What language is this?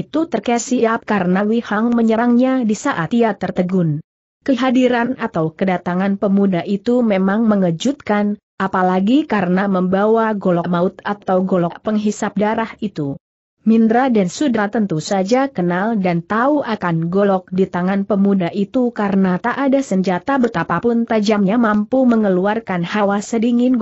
Indonesian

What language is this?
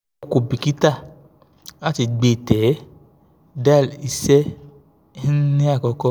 Yoruba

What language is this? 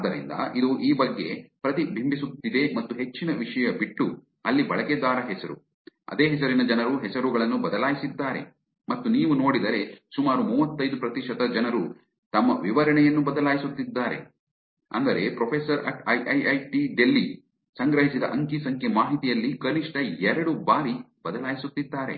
Kannada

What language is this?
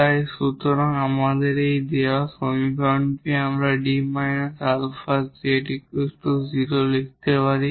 Bangla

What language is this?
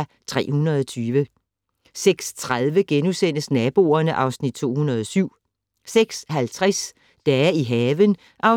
Danish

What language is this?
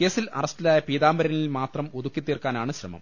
Malayalam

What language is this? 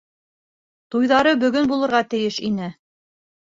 Bashkir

